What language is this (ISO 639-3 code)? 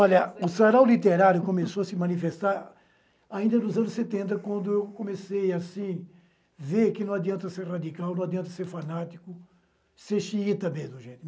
por